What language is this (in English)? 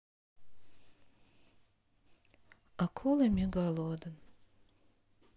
Russian